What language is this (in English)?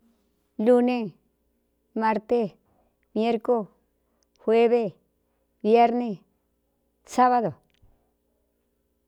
Cuyamecalco Mixtec